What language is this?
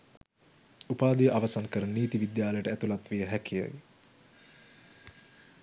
Sinhala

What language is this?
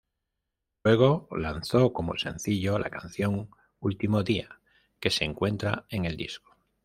Spanish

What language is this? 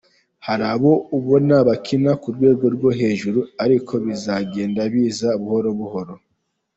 Kinyarwanda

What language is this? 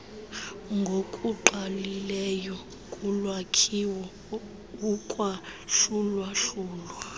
Xhosa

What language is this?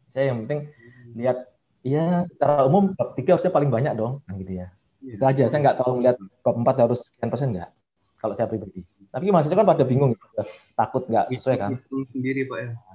Indonesian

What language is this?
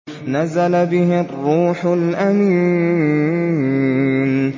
Arabic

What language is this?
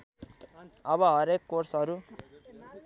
Nepali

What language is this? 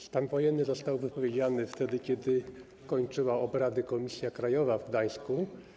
Polish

